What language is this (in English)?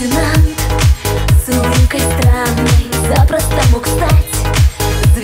Polish